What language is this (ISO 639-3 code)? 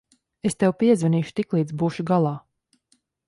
lav